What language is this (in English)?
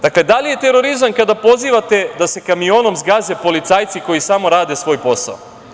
Serbian